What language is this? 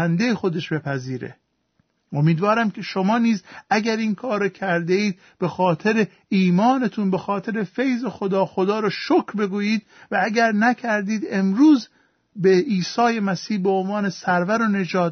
Persian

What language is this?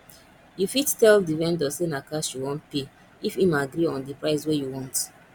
Nigerian Pidgin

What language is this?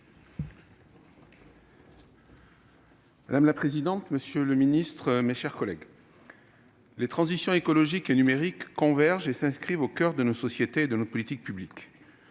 French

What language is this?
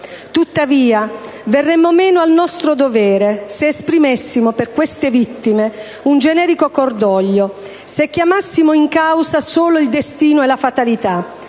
Italian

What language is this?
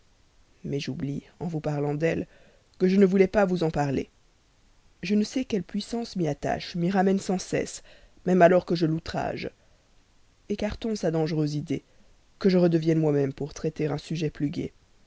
French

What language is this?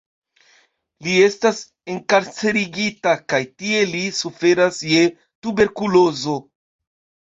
Esperanto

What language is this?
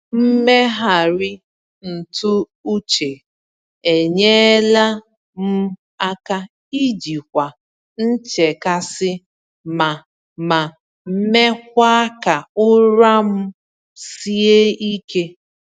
Igbo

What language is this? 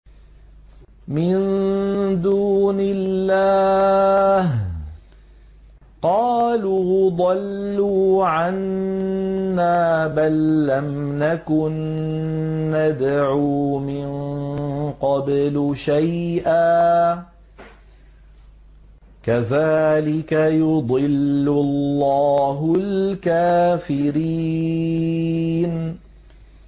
Arabic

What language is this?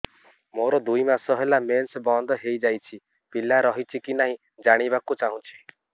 Odia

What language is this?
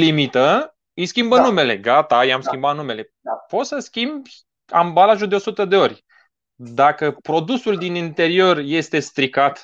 Romanian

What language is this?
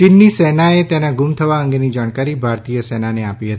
Gujarati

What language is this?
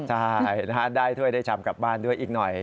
Thai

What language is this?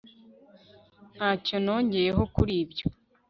Kinyarwanda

